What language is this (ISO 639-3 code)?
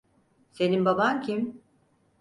tur